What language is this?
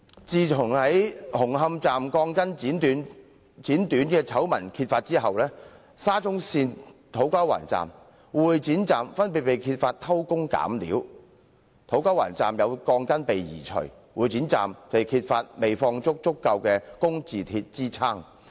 Cantonese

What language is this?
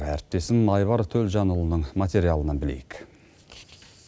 Kazakh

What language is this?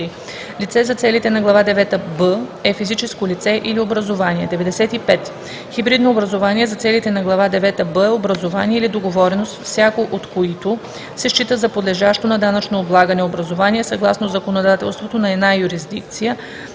Bulgarian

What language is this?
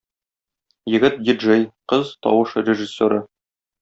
Tatar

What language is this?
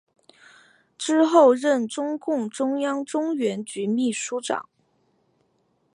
Chinese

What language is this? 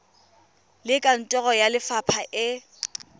Tswana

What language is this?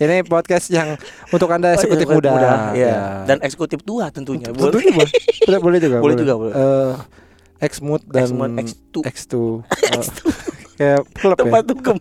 Indonesian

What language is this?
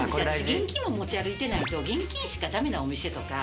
Japanese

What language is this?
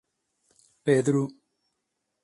Sardinian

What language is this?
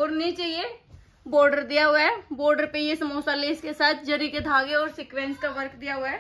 Hindi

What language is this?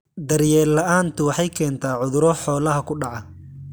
Somali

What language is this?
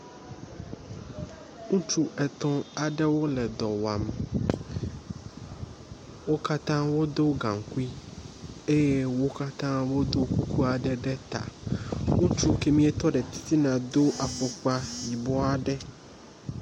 Ewe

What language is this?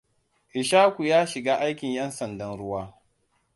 Hausa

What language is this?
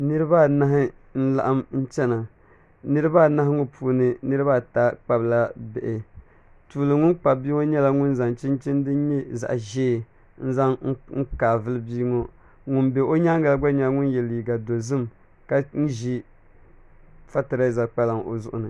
Dagbani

